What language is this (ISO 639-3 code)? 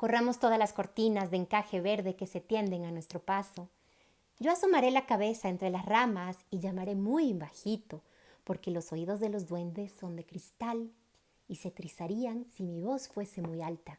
spa